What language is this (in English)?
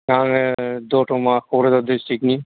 Bodo